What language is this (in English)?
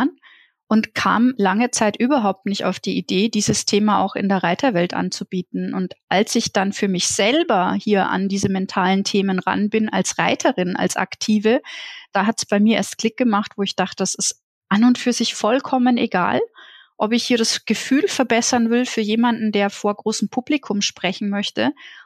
German